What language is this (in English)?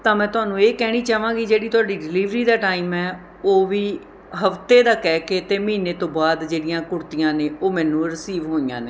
Punjabi